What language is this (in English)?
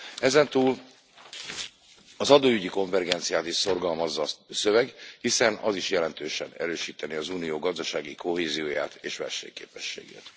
Hungarian